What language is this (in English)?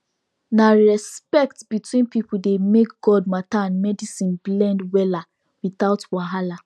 Nigerian Pidgin